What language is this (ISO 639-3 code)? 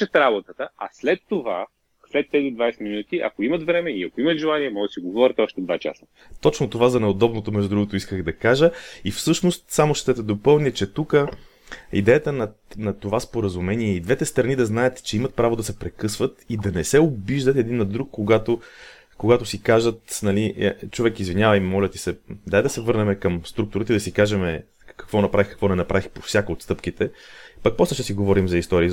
bul